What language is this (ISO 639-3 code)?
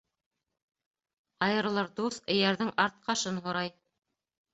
bak